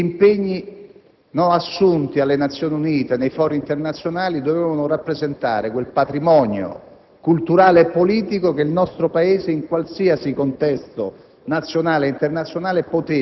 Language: Italian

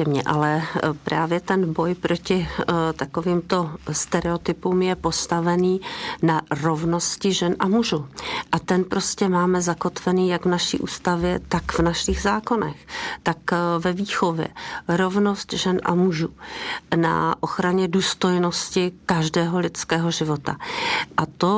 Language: Czech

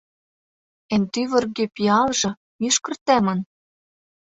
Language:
Mari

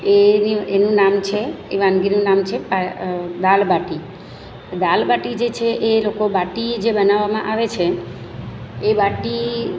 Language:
Gujarati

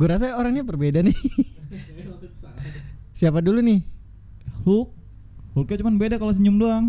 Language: Indonesian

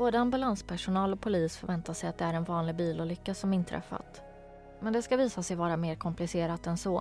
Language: Swedish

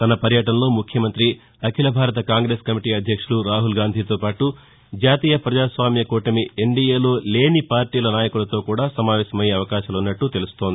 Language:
Telugu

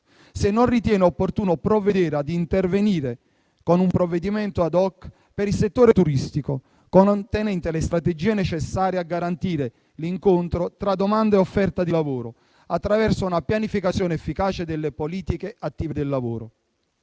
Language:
Italian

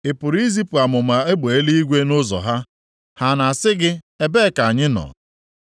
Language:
Igbo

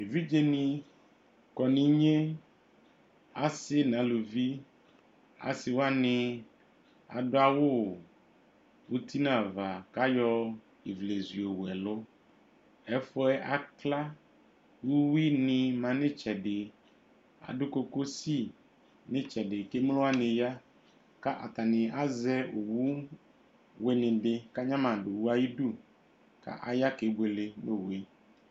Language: Ikposo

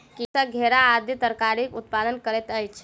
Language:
Maithili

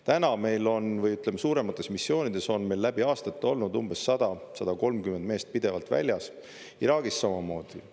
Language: Estonian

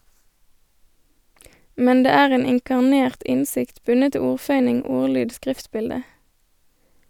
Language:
Norwegian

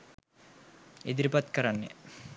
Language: Sinhala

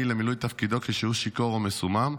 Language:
Hebrew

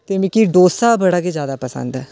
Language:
Dogri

